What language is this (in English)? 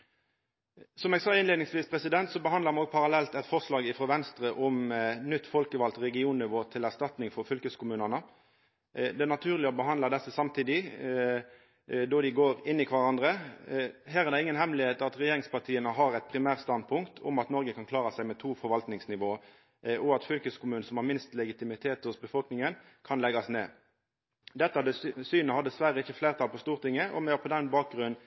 Norwegian Nynorsk